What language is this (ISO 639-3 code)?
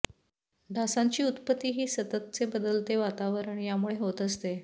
mar